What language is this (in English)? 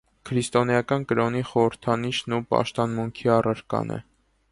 Armenian